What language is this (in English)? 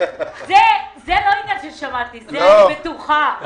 Hebrew